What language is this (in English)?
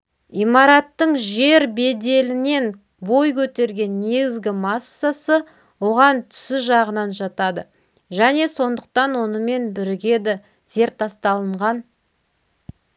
Kazakh